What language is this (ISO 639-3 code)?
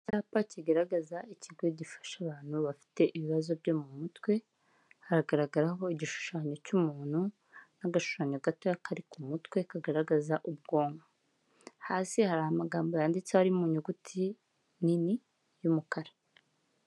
kin